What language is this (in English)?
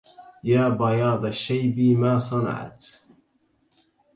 Arabic